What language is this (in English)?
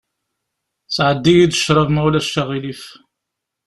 Kabyle